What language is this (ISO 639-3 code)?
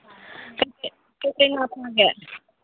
mni